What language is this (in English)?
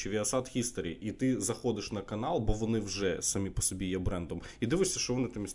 Ukrainian